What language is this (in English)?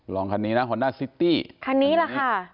Thai